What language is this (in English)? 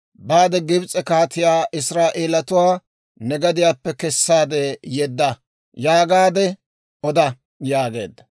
Dawro